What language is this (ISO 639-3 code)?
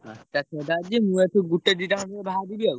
ori